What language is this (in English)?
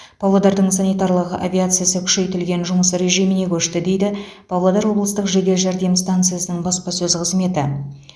Kazakh